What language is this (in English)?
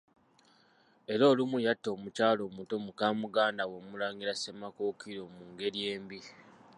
Ganda